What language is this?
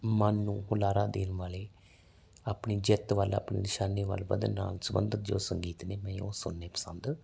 Punjabi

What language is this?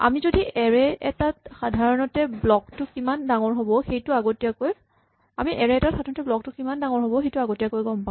Assamese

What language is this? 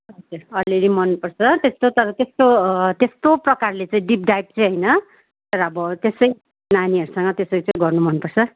Nepali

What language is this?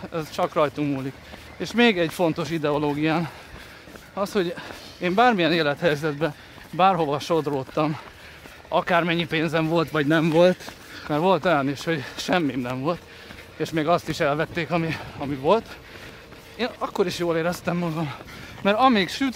Hungarian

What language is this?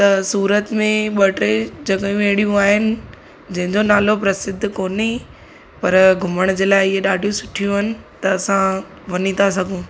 Sindhi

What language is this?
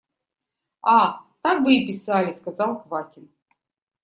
Russian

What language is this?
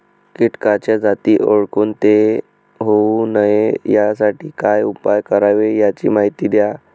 Marathi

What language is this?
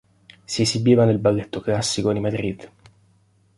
Italian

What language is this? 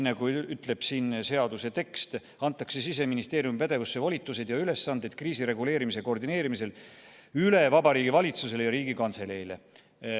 Estonian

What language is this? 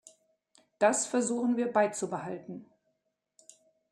German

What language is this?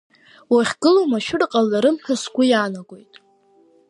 Abkhazian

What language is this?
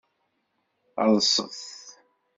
Kabyle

